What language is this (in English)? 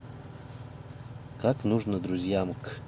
Russian